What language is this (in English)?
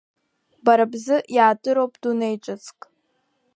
Abkhazian